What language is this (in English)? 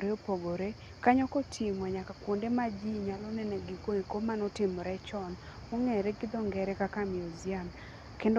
Luo (Kenya and Tanzania)